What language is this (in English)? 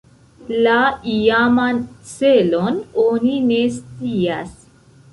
Esperanto